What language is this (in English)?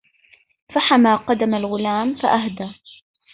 Arabic